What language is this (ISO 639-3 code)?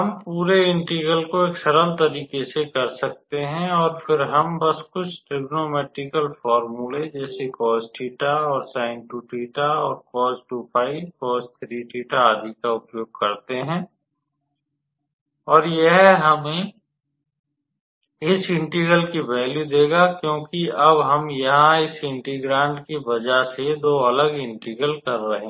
hin